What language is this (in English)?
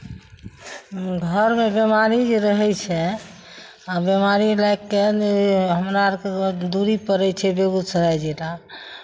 Maithili